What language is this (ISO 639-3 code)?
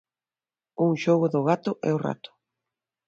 glg